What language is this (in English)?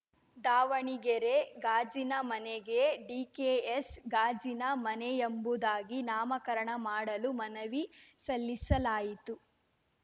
Kannada